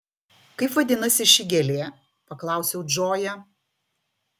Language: Lithuanian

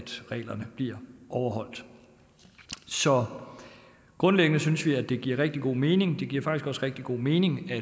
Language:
Danish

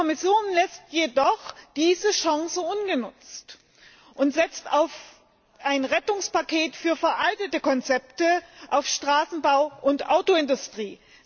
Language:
German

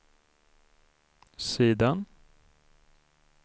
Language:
Swedish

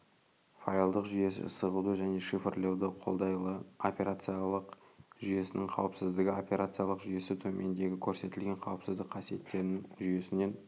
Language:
Kazakh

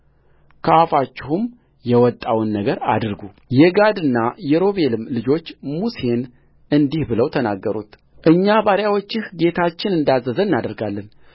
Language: Amharic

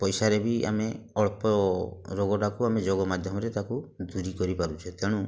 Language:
Odia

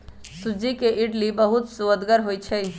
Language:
Magahi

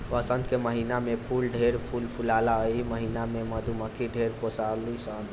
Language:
Bhojpuri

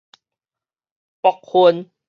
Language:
Min Nan Chinese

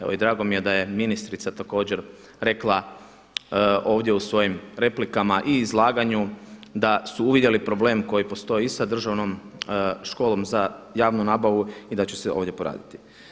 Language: Croatian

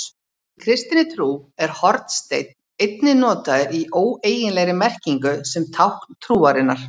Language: Icelandic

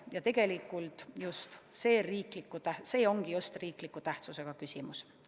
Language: Estonian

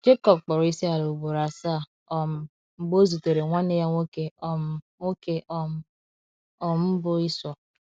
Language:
Igbo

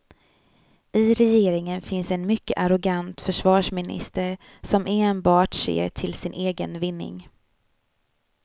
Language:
Swedish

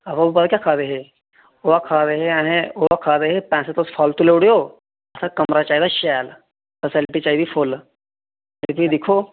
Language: Dogri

